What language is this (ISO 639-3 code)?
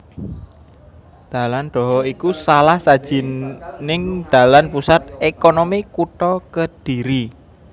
jav